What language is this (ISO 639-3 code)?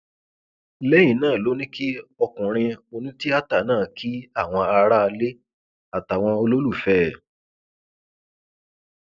yor